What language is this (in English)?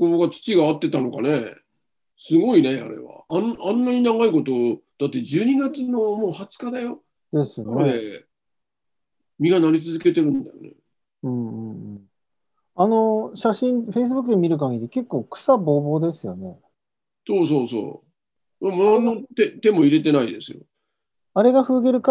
Japanese